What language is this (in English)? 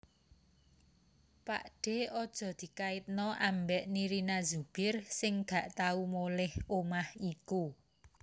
Javanese